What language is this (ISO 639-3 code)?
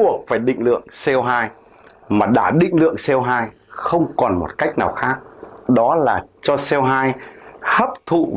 vie